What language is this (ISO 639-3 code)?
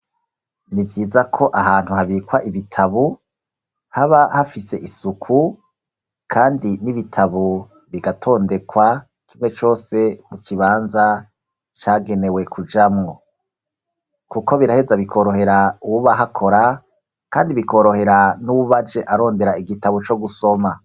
run